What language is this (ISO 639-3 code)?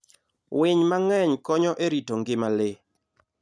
luo